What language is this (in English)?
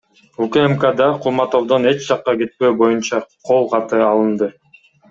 Kyrgyz